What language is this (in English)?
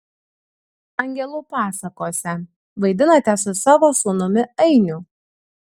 Lithuanian